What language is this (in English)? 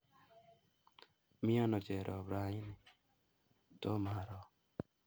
Kalenjin